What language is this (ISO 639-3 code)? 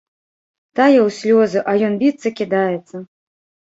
bel